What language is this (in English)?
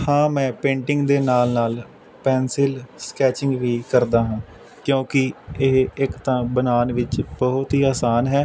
Punjabi